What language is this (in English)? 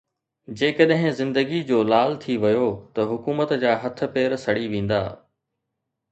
Sindhi